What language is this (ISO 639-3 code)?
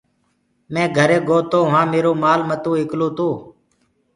ggg